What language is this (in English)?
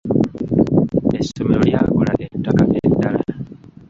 Ganda